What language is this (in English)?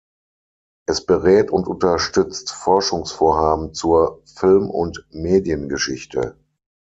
German